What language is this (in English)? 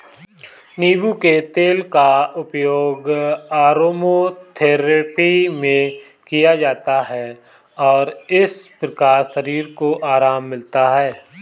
Hindi